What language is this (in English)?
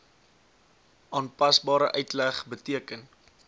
Afrikaans